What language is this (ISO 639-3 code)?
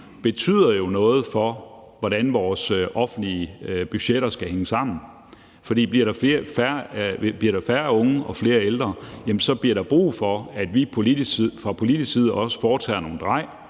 dan